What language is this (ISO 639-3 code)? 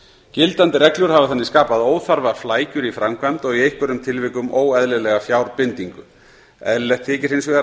isl